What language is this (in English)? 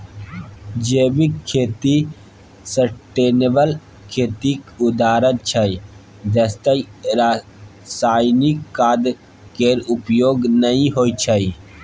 Maithili